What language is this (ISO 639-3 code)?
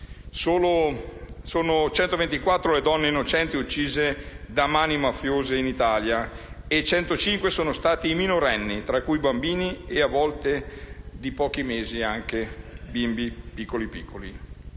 ita